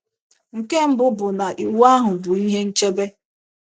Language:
Igbo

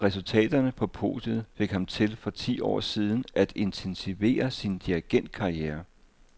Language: Danish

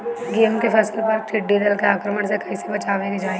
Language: Bhojpuri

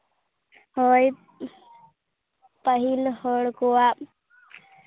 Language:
Santali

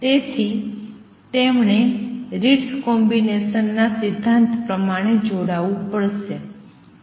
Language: Gujarati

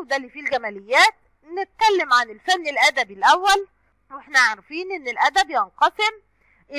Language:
Arabic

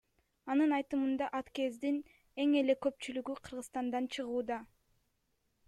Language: Kyrgyz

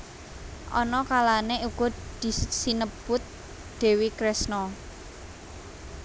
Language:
Javanese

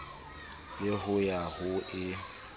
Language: Southern Sotho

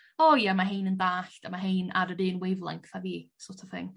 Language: Welsh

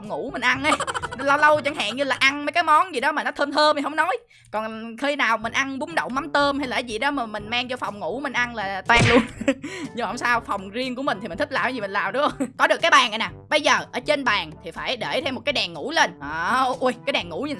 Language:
Vietnamese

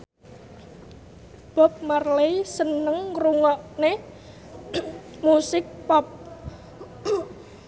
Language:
Javanese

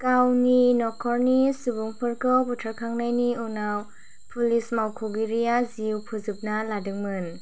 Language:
Bodo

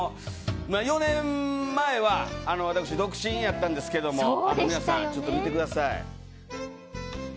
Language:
Japanese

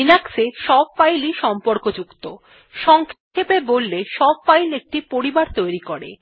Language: Bangla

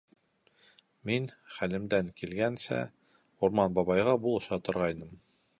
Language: Bashkir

